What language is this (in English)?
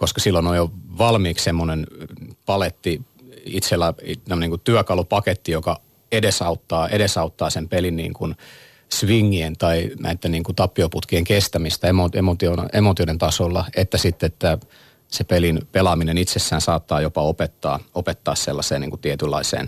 Finnish